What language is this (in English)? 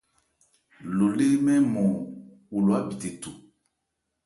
Ebrié